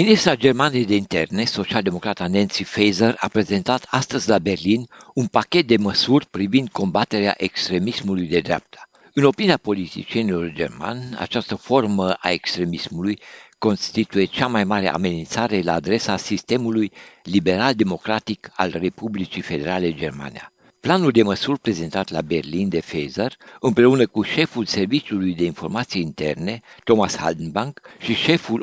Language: Romanian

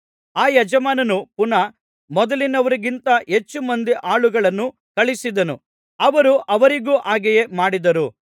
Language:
Kannada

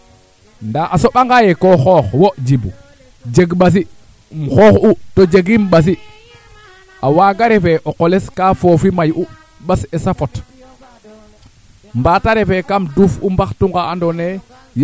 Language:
Serer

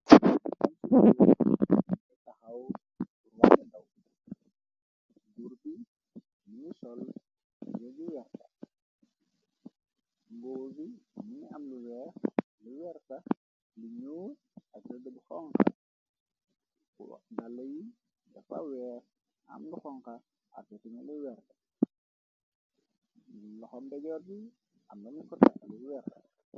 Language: Wolof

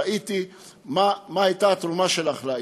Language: Hebrew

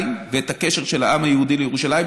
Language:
Hebrew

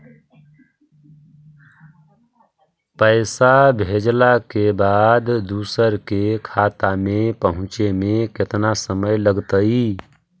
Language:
Magahi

